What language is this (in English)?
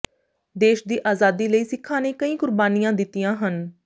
Punjabi